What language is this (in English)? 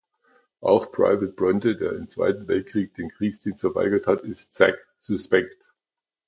German